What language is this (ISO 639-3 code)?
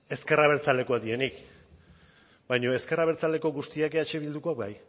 eus